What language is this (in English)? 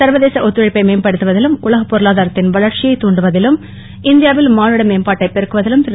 Tamil